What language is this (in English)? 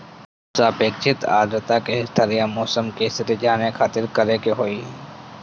Bhojpuri